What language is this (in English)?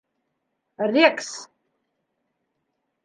Bashkir